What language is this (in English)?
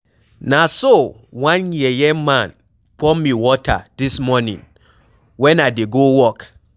Nigerian Pidgin